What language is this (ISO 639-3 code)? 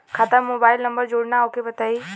bho